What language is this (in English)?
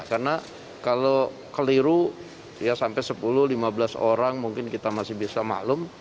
Indonesian